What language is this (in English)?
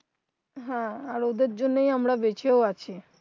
Bangla